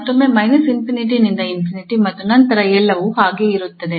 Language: Kannada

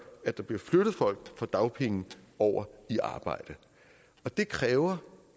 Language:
Danish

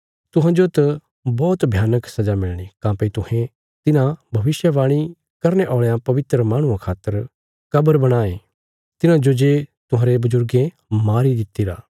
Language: Bilaspuri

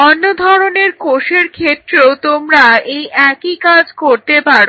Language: Bangla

